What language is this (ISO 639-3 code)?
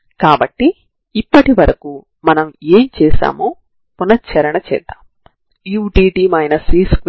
tel